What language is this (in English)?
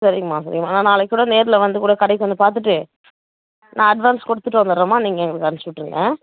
Tamil